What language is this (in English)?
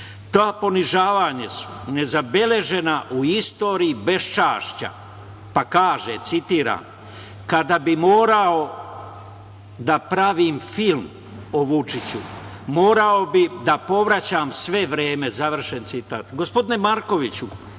Serbian